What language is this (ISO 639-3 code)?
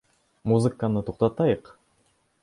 bak